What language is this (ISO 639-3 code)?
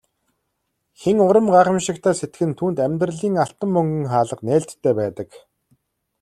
mon